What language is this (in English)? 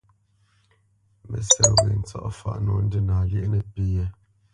Bamenyam